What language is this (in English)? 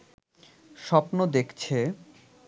Bangla